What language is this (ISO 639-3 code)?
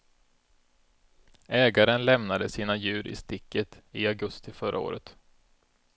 swe